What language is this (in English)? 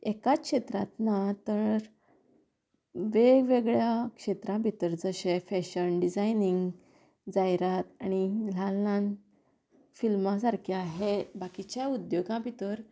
Konkani